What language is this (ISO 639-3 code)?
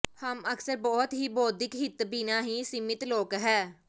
pan